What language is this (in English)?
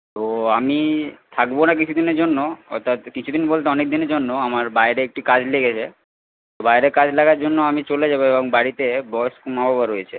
Bangla